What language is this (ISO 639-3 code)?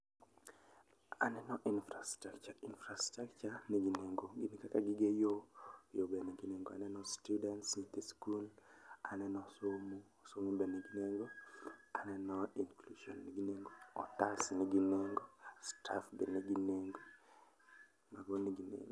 luo